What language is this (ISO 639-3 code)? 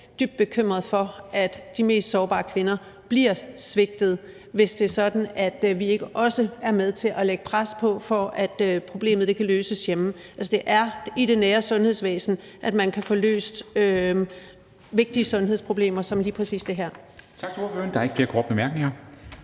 dan